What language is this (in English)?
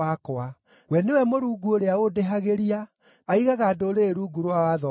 Kikuyu